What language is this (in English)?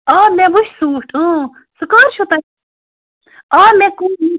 Kashmiri